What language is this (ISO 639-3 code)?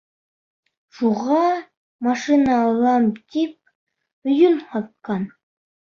bak